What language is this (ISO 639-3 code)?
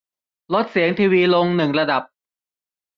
tha